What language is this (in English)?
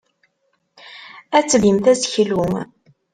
Kabyle